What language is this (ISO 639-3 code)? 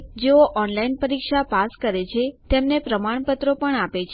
guj